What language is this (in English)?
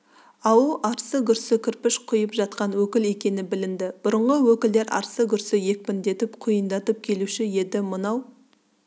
Kazakh